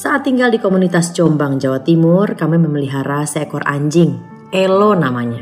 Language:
Indonesian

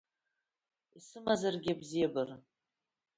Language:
Abkhazian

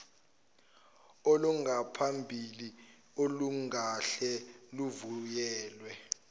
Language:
Zulu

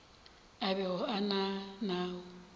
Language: Northern Sotho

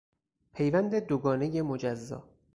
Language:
Persian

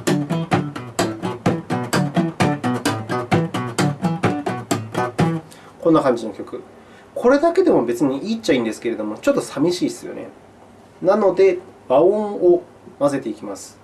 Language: Japanese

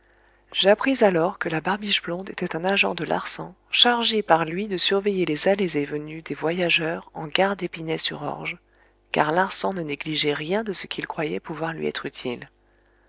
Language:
French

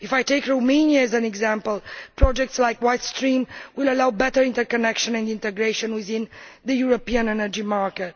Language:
English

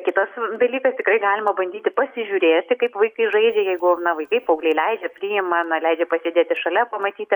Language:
Lithuanian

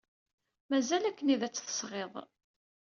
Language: Kabyle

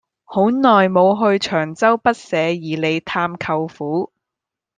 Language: Cantonese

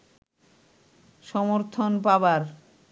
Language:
Bangla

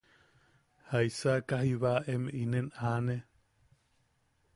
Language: Yaqui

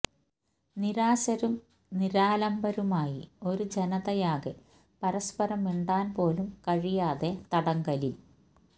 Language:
Malayalam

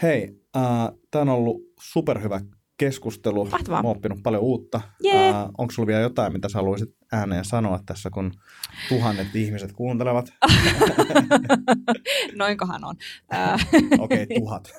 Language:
Finnish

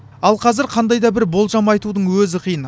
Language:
Kazakh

